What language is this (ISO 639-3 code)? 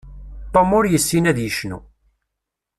kab